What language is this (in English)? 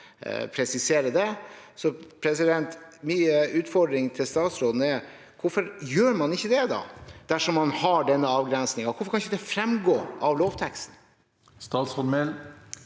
Norwegian